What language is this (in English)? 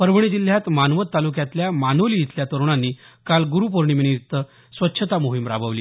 Marathi